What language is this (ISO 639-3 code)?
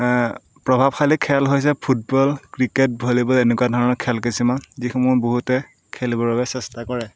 asm